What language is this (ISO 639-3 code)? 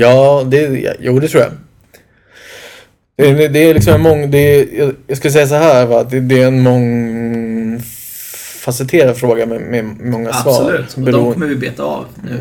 swe